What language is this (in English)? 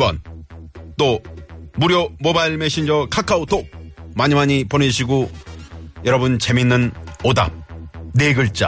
Korean